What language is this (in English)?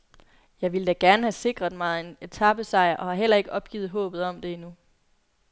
Danish